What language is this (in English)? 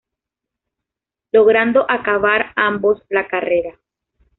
Spanish